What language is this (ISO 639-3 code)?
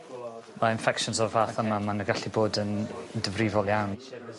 cym